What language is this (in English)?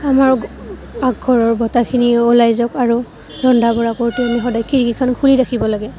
Assamese